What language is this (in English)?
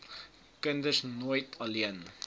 Afrikaans